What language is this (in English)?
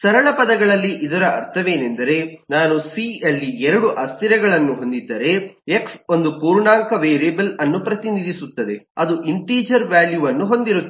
Kannada